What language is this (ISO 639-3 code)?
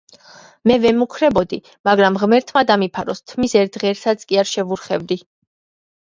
kat